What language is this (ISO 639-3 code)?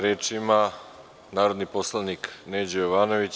srp